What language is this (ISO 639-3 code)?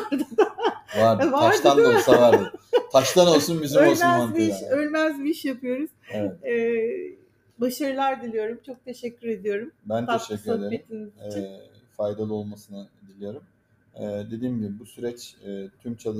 tur